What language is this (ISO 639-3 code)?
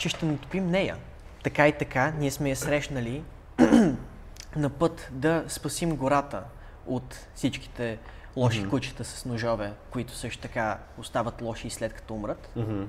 bul